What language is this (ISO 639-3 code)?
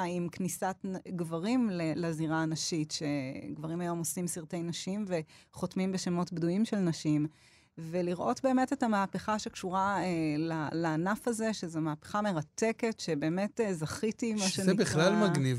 heb